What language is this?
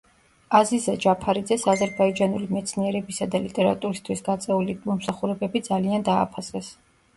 Georgian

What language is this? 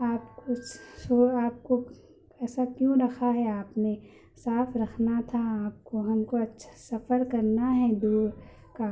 Urdu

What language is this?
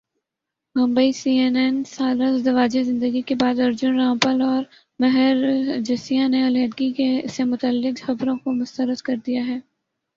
Urdu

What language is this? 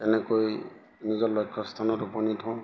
Assamese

